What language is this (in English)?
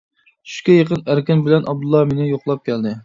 Uyghur